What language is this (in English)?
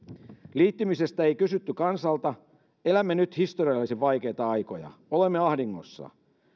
Finnish